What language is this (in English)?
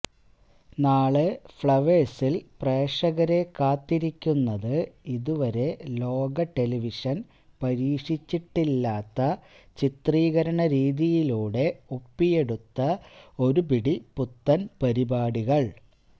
Malayalam